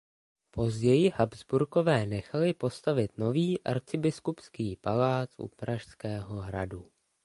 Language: Czech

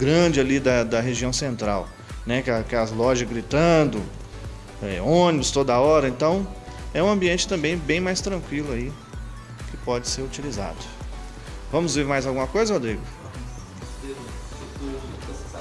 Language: Portuguese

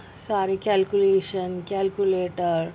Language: Urdu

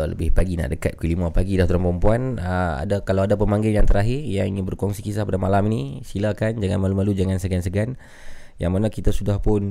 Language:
Malay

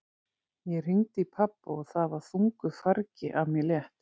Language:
Icelandic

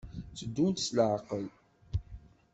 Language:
Kabyle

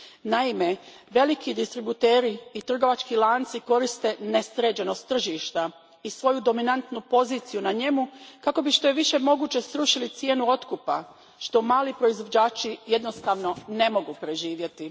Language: Croatian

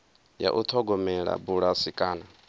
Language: Venda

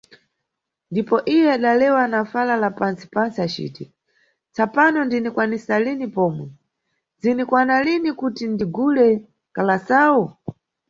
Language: Nyungwe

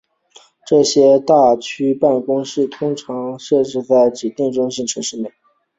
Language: Chinese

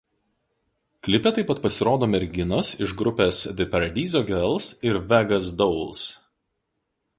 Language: Lithuanian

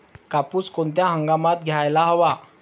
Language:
Marathi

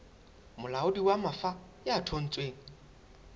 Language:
Southern Sotho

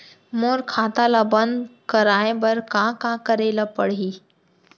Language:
Chhattisgarhi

